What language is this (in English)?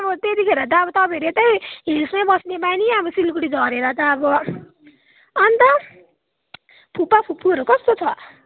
Nepali